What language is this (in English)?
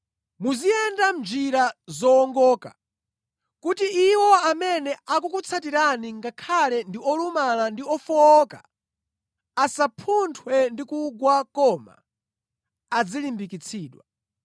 Nyanja